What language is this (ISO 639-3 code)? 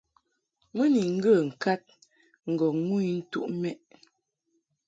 mhk